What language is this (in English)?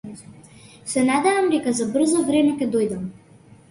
Macedonian